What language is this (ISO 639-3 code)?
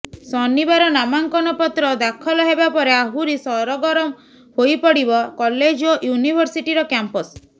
ori